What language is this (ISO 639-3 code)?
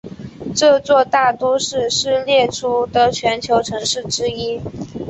zho